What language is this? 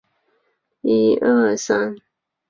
Chinese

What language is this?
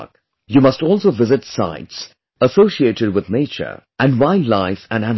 English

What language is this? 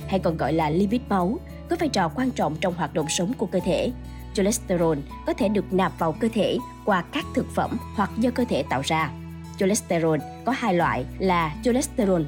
Vietnamese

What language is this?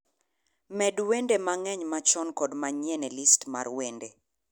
Luo (Kenya and Tanzania)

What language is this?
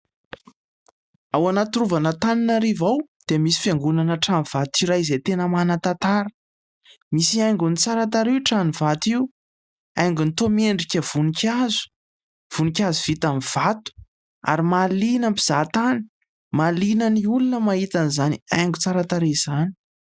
Malagasy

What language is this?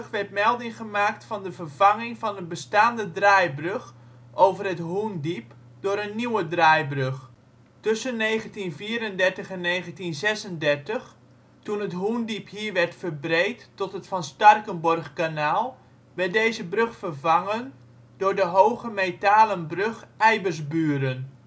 Dutch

